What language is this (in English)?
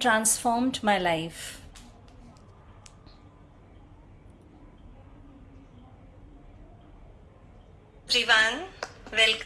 English